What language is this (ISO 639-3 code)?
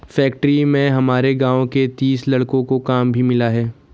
hin